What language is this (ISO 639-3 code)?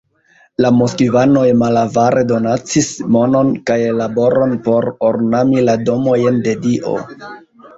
epo